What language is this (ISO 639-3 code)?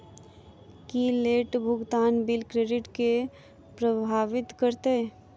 mai